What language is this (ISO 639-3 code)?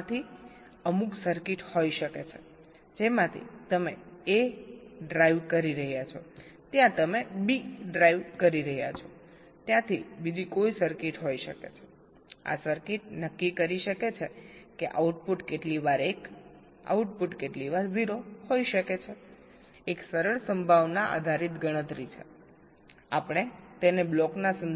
guj